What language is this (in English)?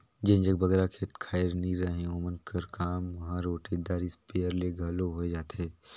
Chhattisgarhi